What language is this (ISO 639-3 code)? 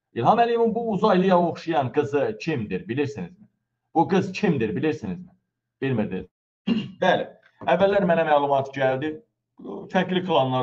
tur